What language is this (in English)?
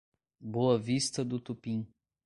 Portuguese